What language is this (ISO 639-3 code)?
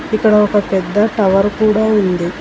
tel